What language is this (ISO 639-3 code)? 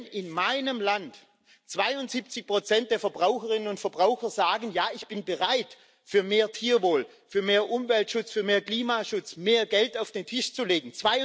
deu